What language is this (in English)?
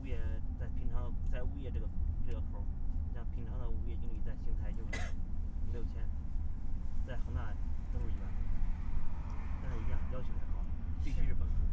Chinese